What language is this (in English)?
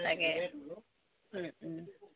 Assamese